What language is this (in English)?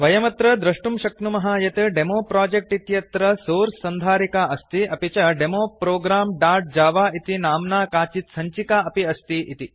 Sanskrit